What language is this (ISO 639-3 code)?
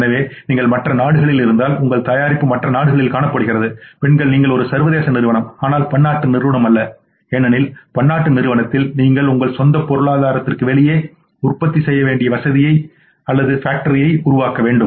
tam